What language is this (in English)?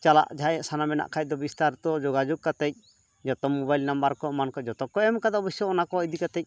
Santali